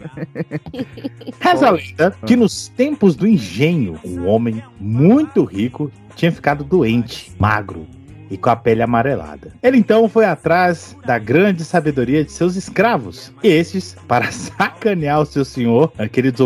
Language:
Portuguese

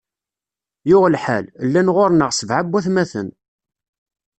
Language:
Kabyle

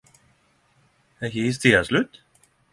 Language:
Norwegian Nynorsk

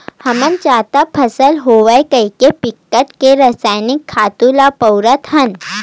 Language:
Chhattisgarhi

